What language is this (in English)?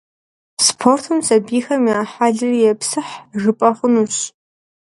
Kabardian